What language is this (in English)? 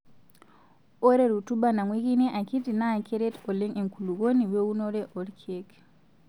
Masai